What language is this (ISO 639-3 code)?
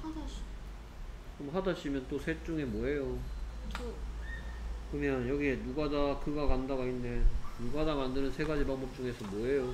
kor